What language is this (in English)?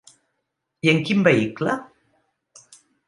Catalan